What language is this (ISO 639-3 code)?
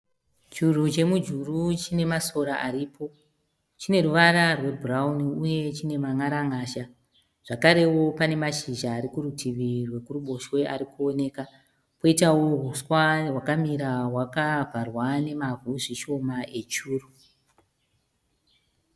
sna